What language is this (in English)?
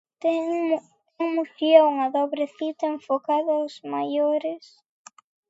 Galician